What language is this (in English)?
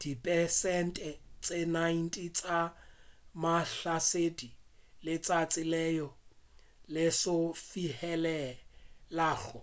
Northern Sotho